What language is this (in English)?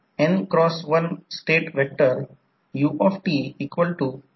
Marathi